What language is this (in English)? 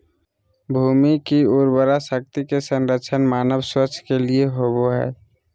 Magahi